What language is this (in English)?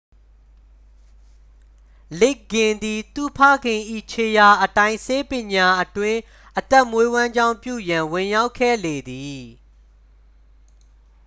Burmese